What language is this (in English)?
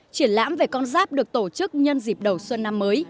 Vietnamese